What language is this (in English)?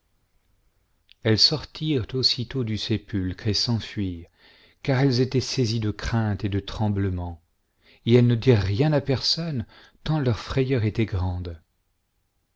French